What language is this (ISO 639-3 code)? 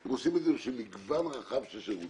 heb